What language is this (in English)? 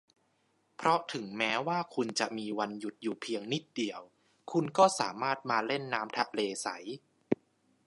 Thai